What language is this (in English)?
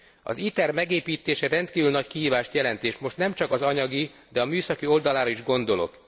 Hungarian